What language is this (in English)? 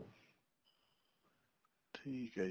Punjabi